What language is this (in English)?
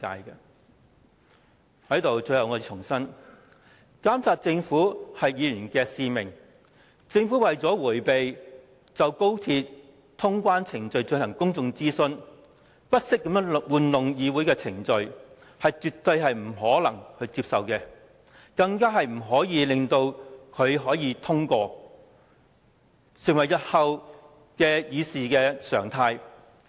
Cantonese